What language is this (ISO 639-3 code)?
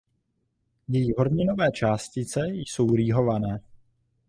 ces